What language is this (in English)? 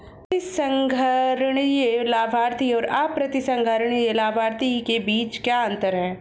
Hindi